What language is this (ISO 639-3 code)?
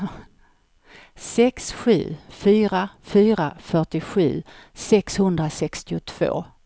swe